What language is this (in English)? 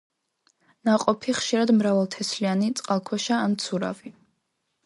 Georgian